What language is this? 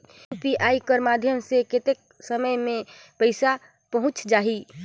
Chhattisgarhi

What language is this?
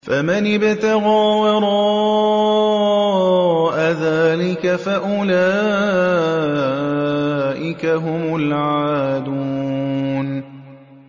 Arabic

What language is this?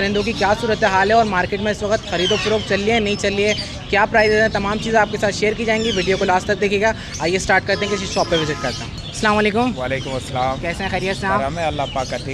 Hindi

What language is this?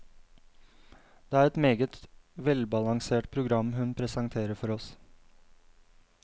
Norwegian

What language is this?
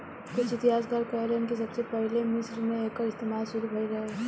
Bhojpuri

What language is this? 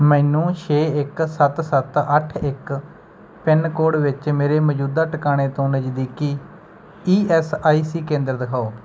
Punjabi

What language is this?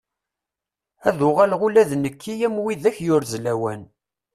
Kabyle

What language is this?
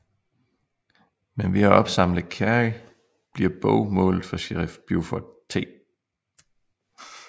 Danish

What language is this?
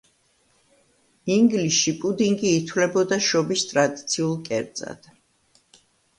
Georgian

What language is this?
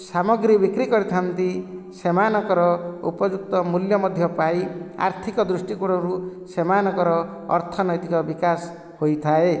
Odia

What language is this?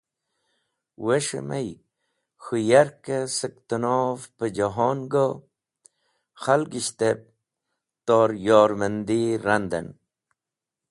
Wakhi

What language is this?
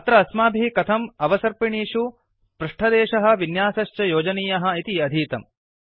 Sanskrit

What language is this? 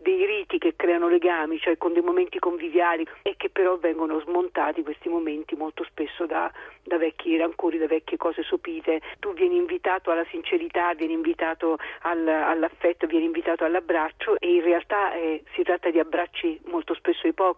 Italian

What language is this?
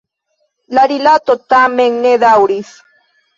Esperanto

